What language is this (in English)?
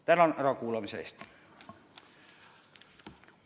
Estonian